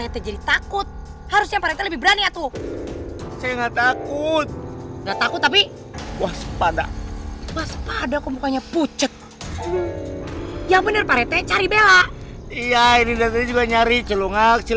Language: Indonesian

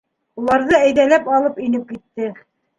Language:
Bashkir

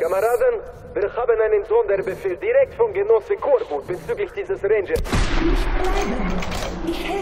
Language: German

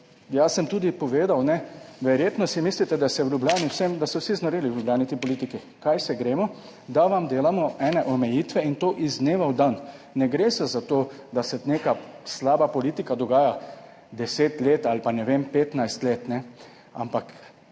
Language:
Slovenian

